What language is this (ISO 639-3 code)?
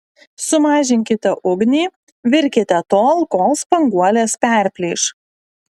lit